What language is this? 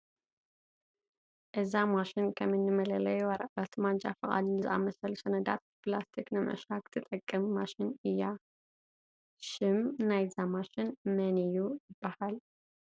Tigrinya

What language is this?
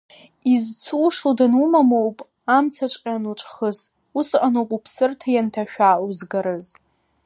Abkhazian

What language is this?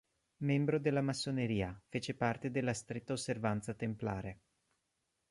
Italian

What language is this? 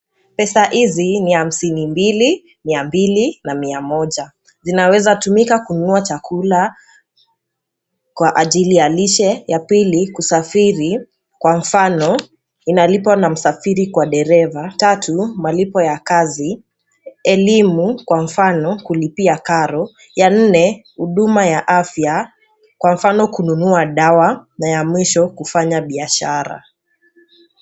Swahili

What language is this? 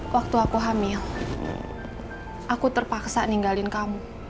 Indonesian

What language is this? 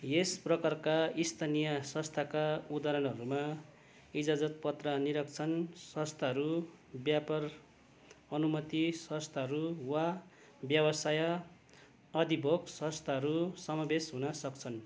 Nepali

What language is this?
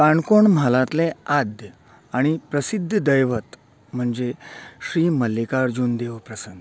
Konkani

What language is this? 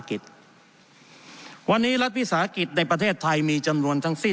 Thai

